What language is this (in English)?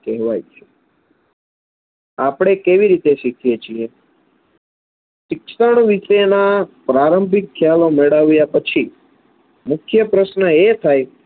Gujarati